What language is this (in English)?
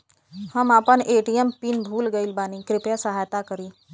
Bhojpuri